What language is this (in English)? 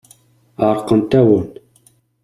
Kabyle